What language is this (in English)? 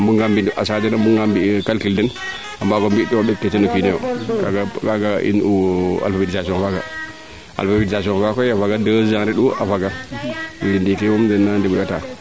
Serer